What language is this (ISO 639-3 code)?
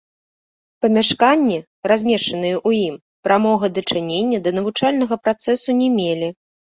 bel